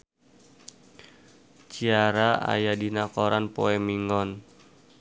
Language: Sundanese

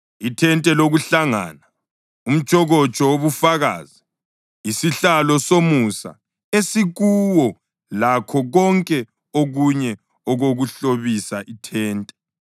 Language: North Ndebele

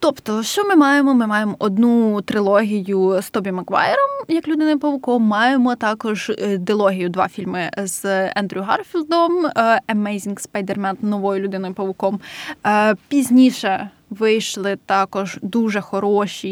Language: Ukrainian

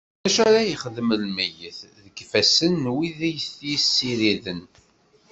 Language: Kabyle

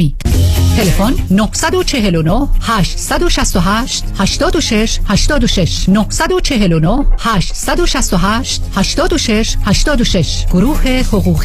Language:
Persian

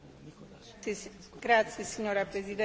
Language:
Slovak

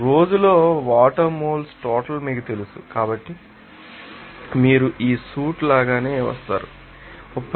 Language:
Telugu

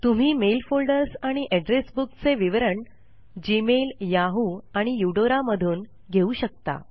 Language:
Marathi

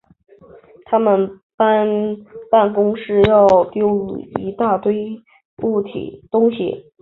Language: Chinese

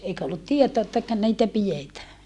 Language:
Finnish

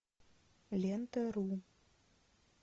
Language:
Russian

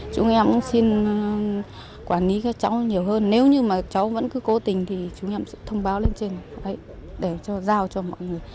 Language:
Vietnamese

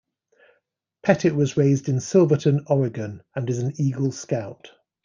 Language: English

